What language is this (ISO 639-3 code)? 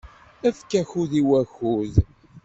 kab